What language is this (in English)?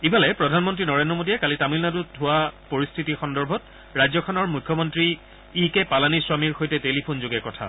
Assamese